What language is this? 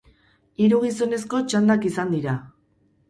Basque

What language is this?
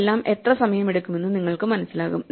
Malayalam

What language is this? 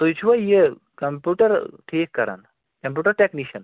Kashmiri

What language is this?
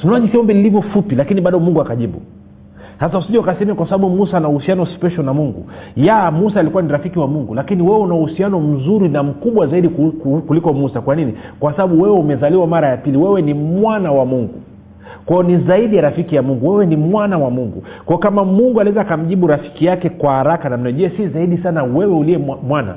Swahili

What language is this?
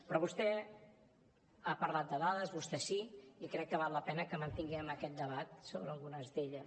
Catalan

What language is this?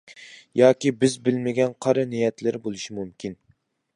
Uyghur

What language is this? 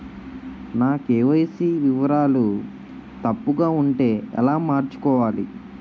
Telugu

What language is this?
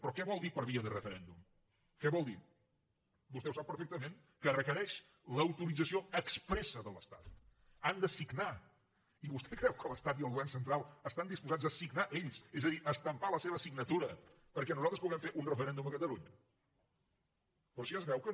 Catalan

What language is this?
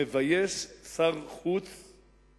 Hebrew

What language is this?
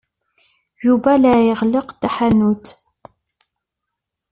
Kabyle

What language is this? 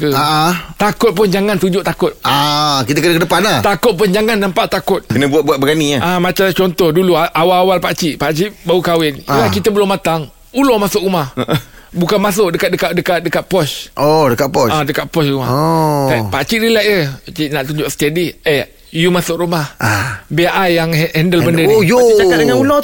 Malay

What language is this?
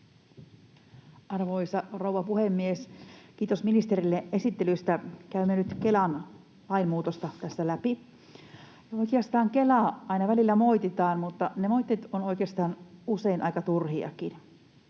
Finnish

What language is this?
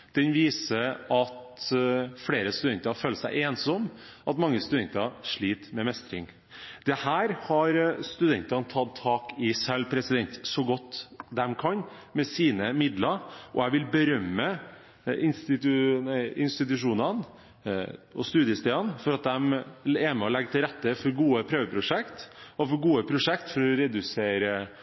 Norwegian Bokmål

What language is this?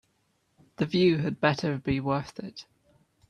English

